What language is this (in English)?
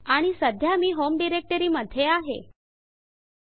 Marathi